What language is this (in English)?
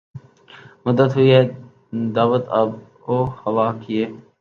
Urdu